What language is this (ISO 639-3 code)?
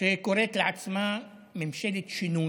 heb